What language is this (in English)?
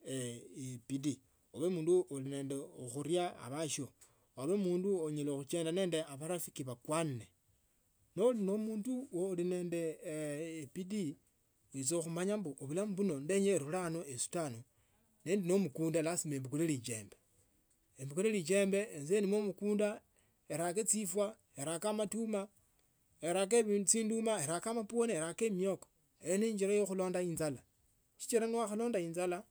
Tsotso